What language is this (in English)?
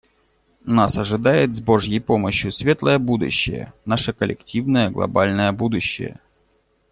Russian